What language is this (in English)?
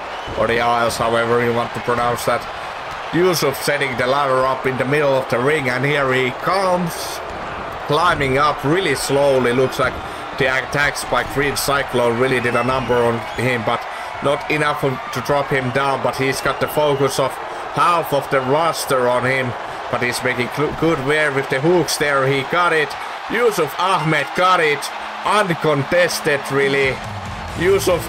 English